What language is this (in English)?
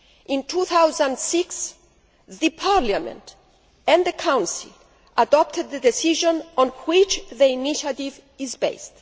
English